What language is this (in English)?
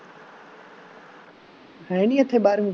Punjabi